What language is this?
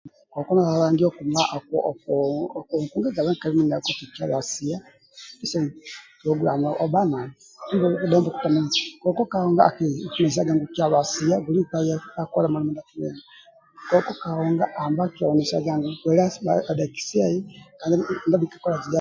Amba (Uganda)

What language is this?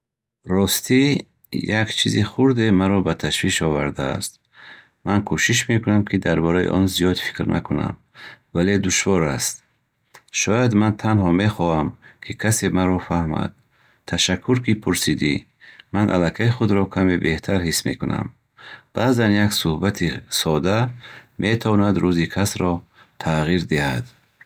Bukharic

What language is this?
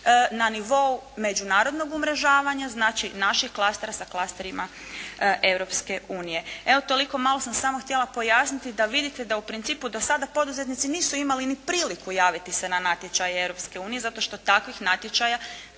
Croatian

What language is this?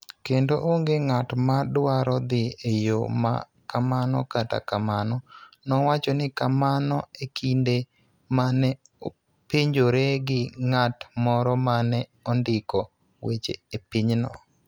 Luo (Kenya and Tanzania)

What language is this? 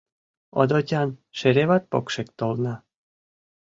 Mari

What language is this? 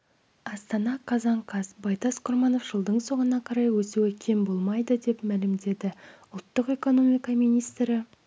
Kazakh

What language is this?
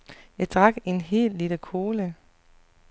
Danish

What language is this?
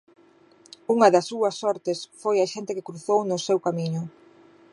Galician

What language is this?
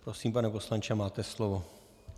Czech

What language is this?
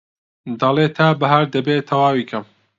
Central Kurdish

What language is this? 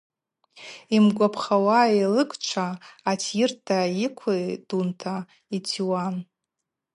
Abaza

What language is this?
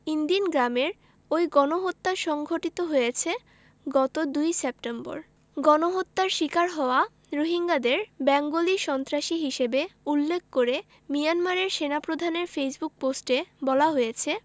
Bangla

